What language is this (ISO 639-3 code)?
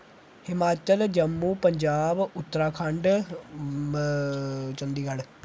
doi